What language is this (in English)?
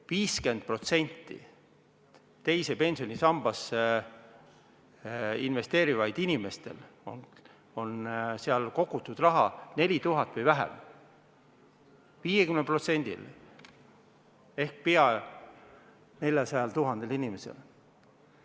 Estonian